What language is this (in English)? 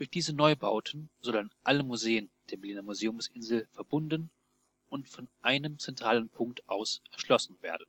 German